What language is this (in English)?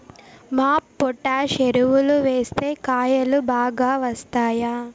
Telugu